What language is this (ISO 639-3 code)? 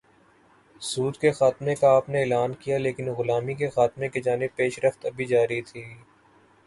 urd